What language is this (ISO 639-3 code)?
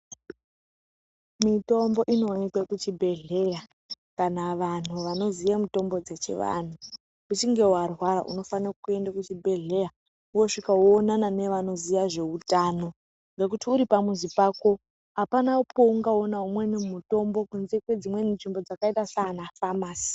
ndc